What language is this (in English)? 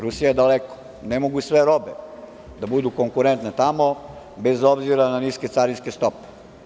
Serbian